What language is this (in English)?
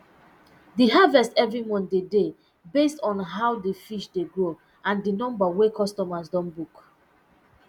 Nigerian Pidgin